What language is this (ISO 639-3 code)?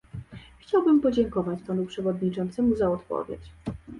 pol